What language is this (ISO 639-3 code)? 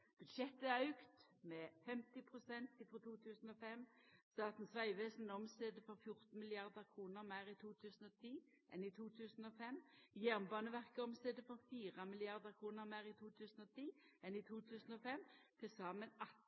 nno